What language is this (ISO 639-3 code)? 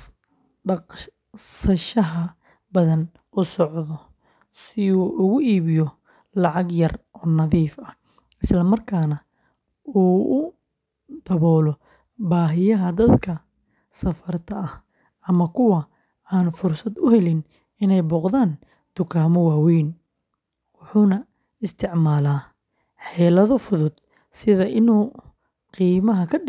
som